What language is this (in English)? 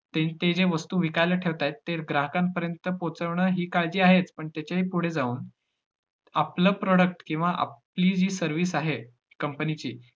Marathi